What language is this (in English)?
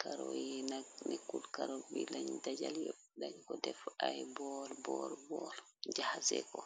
Wolof